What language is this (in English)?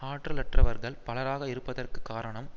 Tamil